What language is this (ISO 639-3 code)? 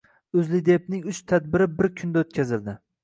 uzb